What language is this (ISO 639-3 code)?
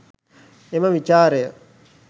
sin